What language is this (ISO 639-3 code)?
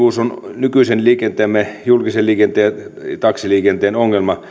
fin